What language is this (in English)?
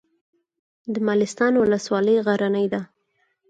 Pashto